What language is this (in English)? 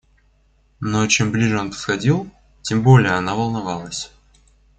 Russian